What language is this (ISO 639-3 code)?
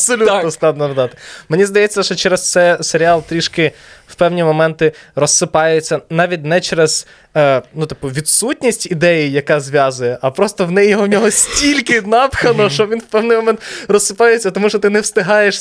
ukr